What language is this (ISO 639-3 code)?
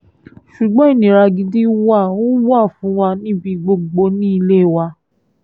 yor